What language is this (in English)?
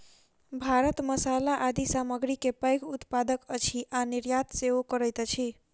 Maithili